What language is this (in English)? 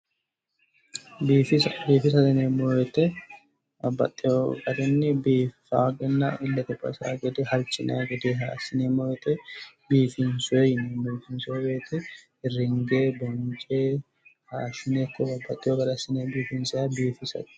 Sidamo